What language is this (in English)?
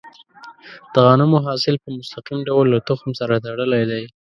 Pashto